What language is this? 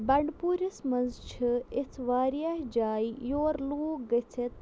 Kashmiri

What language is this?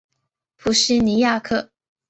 Chinese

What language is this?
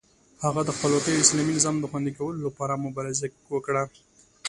Pashto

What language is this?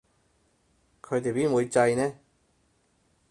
Cantonese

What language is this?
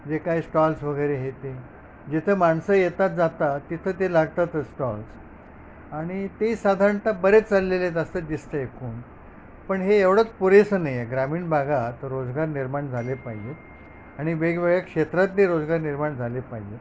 Marathi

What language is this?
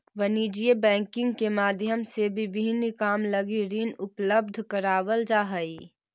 Magahi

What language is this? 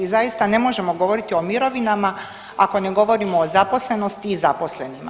Croatian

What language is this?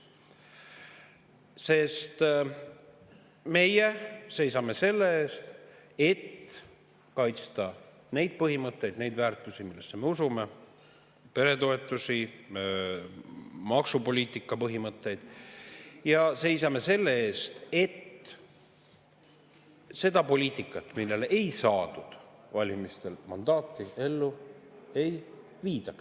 Estonian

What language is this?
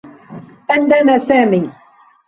Arabic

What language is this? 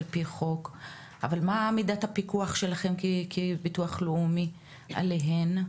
Hebrew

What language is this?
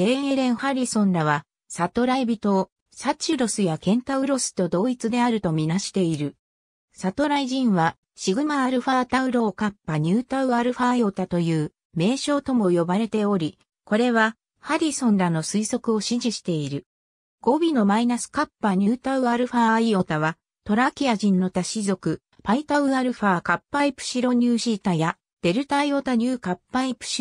Japanese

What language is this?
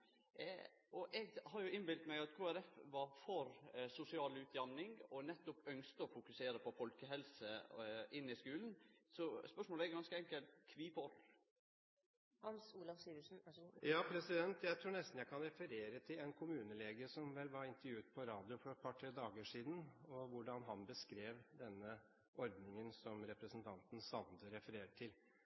Norwegian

